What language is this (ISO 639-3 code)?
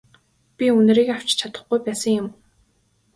mon